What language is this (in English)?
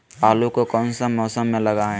Magahi